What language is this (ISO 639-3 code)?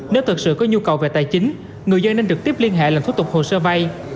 vie